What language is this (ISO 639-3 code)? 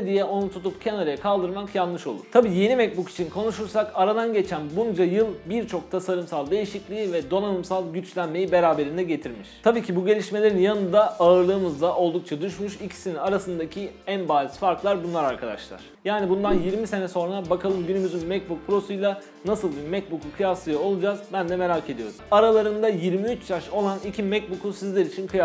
tur